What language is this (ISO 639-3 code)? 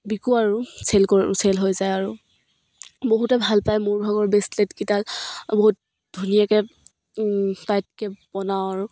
asm